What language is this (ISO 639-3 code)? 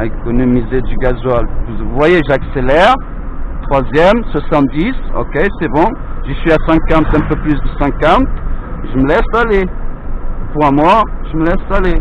fra